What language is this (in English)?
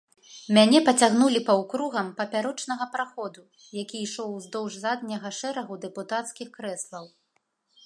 Belarusian